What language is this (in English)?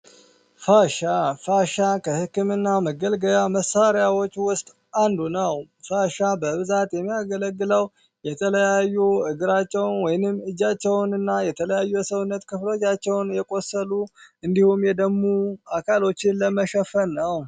Amharic